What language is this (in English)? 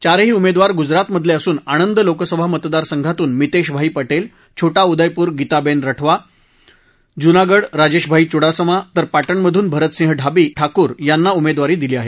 Marathi